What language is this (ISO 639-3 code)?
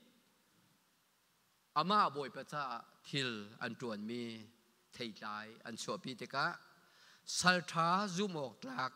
tha